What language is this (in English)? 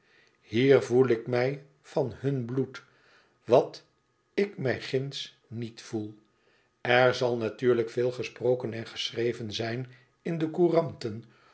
Dutch